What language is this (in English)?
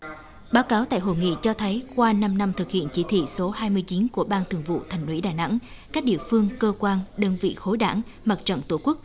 Vietnamese